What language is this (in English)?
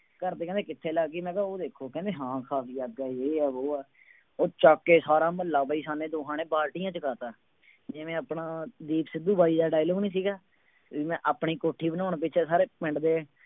Punjabi